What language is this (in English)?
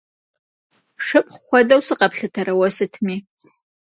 Kabardian